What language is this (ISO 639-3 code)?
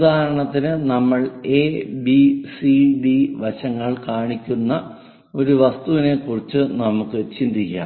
mal